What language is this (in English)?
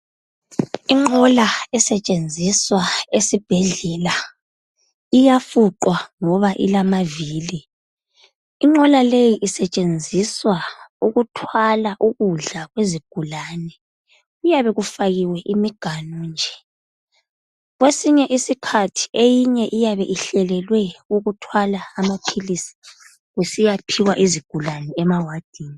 North Ndebele